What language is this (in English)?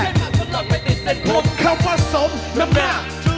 Thai